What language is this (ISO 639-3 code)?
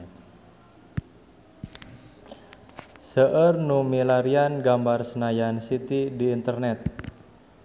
sun